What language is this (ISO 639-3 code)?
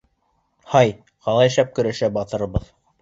bak